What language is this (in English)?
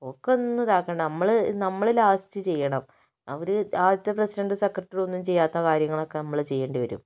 Malayalam